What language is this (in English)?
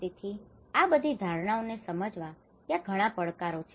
Gujarati